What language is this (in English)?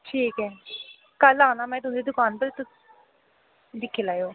Dogri